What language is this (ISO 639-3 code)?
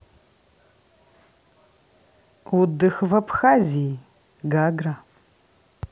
rus